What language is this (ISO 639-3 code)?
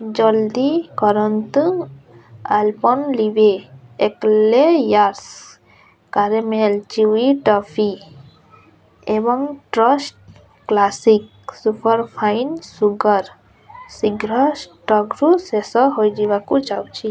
ori